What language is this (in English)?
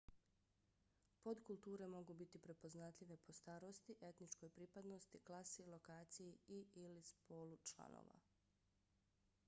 Bosnian